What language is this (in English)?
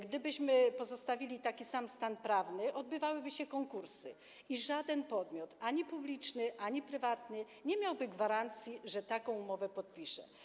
Polish